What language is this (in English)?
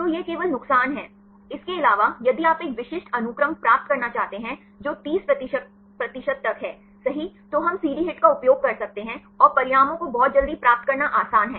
Hindi